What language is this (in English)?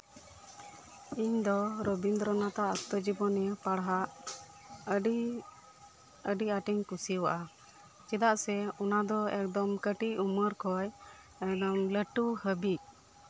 Santali